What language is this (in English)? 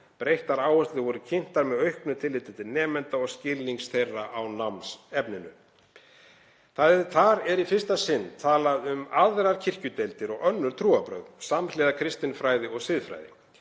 Icelandic